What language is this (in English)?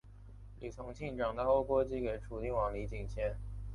Chinese